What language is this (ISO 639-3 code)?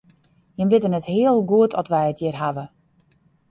fry